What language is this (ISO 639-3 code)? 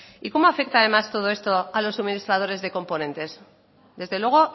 spa